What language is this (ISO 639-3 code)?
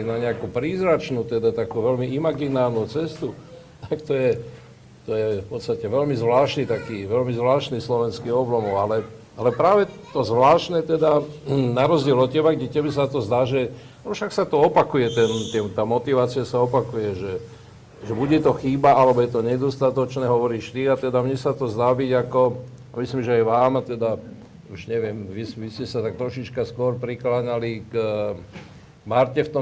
slk